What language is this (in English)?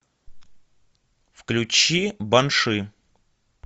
Russian